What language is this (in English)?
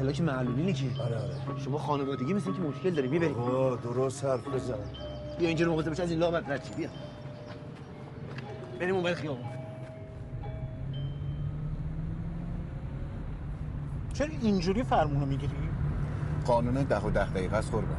Persian